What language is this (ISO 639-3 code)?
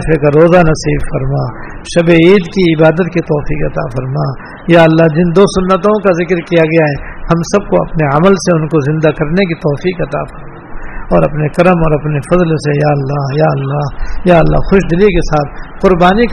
urd